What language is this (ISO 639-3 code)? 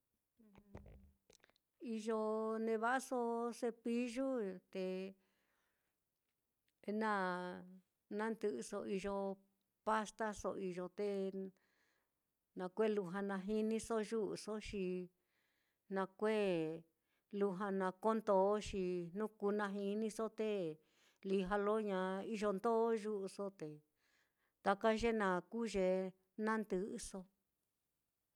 vmm